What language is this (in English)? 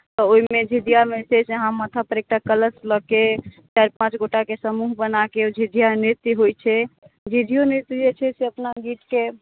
Maithili